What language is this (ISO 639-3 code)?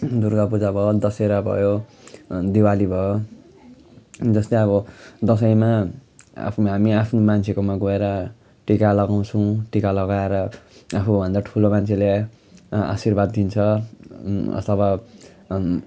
nep